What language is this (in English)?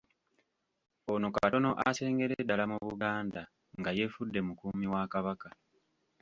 Ganda